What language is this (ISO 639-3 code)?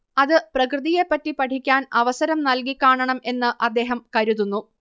mal